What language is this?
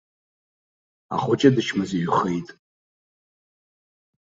Abkhazian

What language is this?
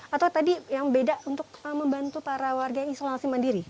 Indonesian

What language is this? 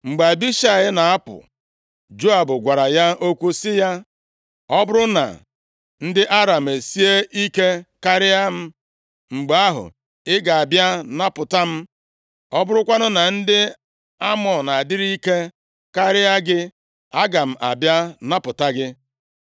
Igbo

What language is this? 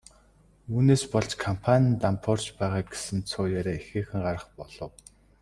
Mongolian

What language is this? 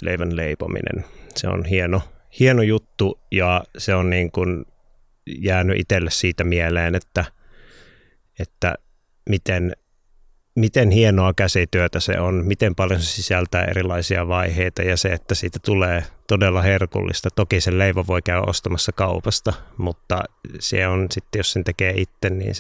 Finnish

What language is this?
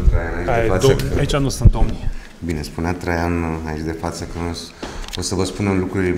Romanian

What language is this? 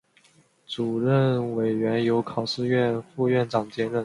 Chinese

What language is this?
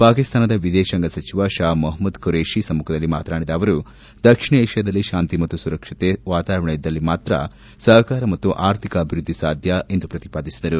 Kannada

